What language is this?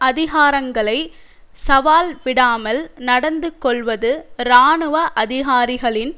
Tamil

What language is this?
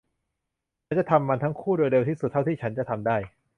Thai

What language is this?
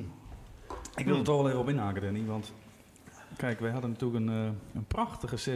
Dutch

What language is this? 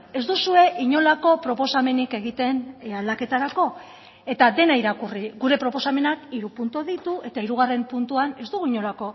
Basque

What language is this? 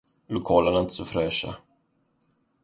Swedish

